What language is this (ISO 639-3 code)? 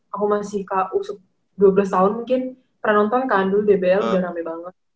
ind